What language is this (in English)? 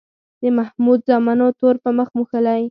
Pashto